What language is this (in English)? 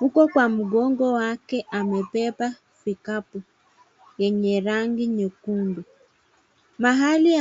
Swahili